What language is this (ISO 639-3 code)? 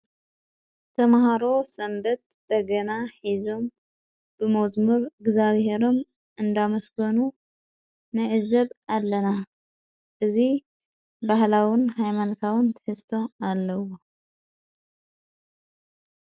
tir